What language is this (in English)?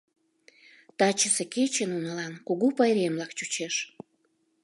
Mari